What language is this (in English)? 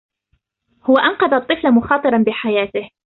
Arabic